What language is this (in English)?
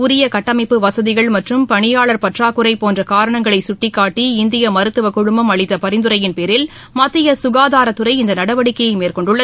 Tamil